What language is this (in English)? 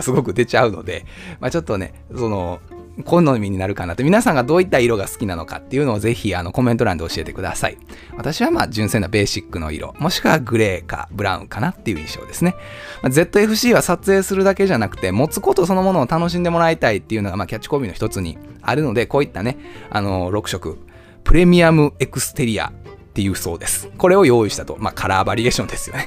Japanese